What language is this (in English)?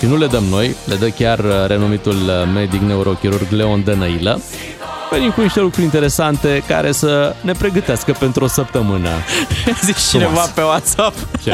Romanian